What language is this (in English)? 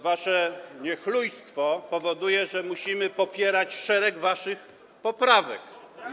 Polish